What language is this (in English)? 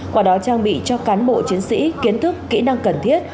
Vietnamese